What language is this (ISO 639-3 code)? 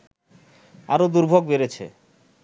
ben